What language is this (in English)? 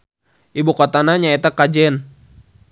Sundanese